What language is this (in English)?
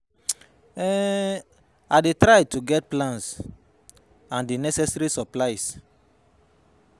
Nigerian Pidgin